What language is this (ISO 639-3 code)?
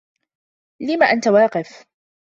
ara